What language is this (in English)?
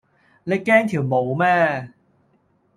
Cantonese